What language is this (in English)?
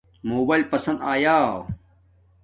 Domaaki